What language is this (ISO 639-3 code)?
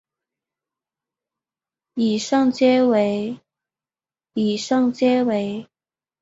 zho